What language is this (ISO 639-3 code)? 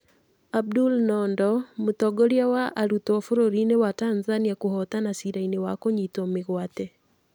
kik